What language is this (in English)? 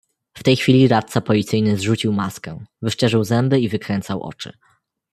Polish